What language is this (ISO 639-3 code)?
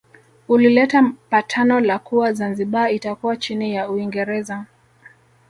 swa